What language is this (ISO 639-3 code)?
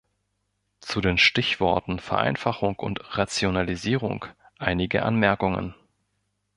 deu